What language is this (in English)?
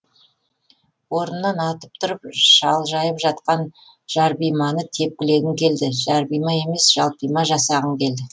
Kazakh